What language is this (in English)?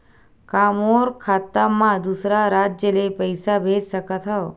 Chhattisgarhi